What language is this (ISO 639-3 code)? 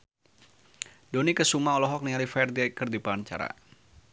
sun